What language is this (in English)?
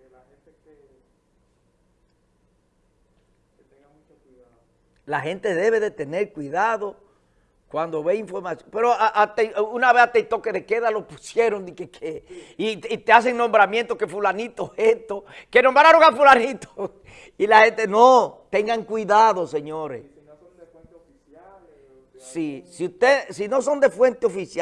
Spanish